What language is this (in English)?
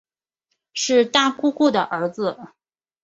Chinese